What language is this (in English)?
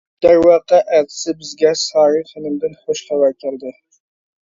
Uyghur